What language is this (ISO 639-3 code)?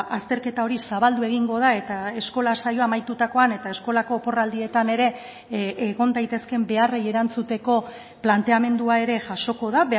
eus